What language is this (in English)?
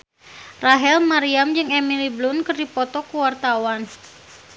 Sundanese